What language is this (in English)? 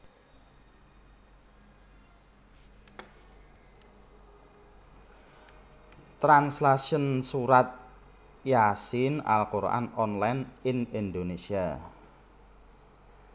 Javanese